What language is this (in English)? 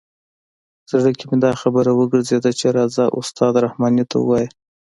Pashto